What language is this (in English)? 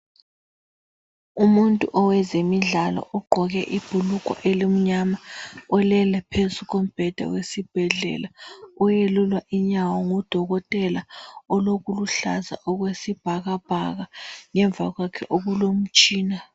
North Ndebele